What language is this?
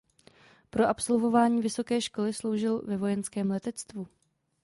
Czech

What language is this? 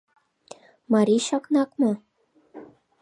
Mari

